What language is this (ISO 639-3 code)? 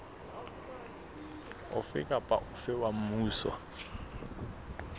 sot